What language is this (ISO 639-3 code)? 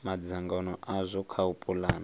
ven